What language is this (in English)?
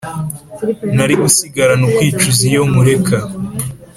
Kinyarwanda